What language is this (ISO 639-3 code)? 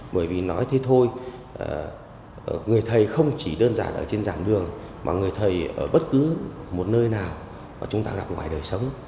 vie